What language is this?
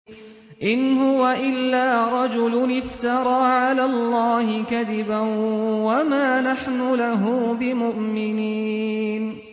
Arabic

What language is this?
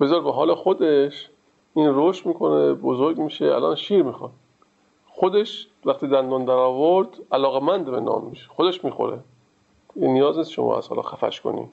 Persian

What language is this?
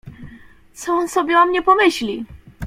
Polish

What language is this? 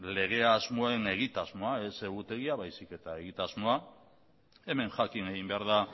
Basque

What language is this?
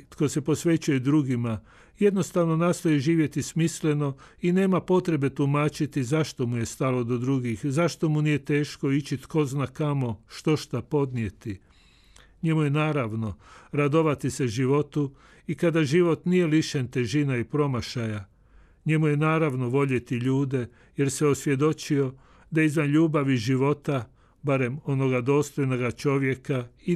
Croatian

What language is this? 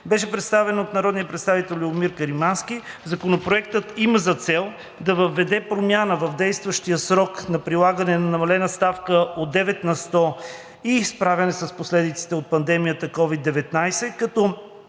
Bulgarian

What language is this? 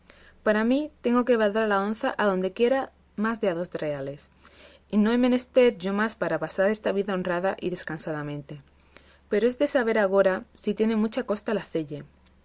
Spanish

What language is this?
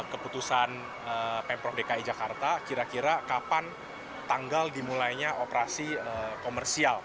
Indonesian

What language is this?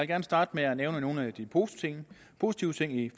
Danish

